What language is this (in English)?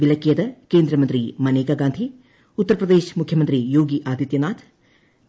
Malayalam